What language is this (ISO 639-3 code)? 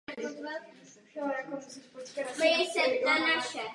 ces